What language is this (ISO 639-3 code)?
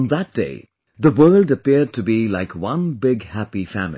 eng